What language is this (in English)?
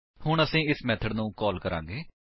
Punjabi